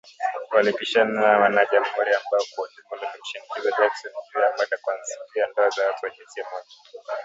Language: Swahili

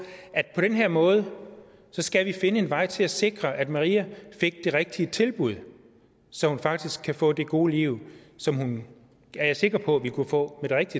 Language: Danish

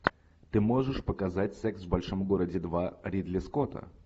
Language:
Russian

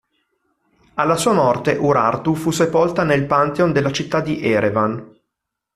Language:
Italian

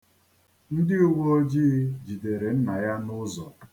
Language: Igbo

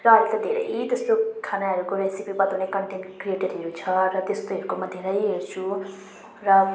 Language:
Nepali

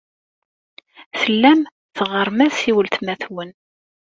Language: Kabyle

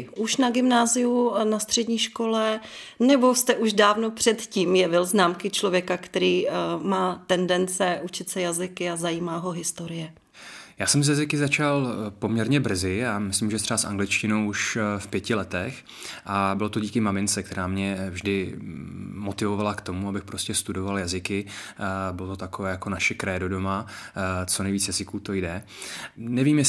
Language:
Czech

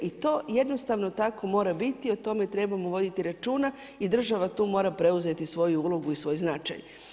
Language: Croatian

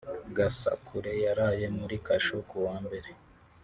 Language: Kinyarwanda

